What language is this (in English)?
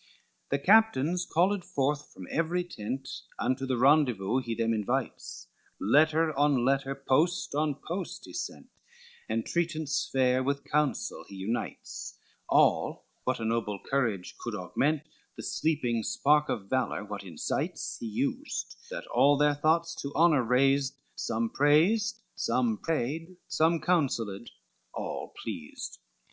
English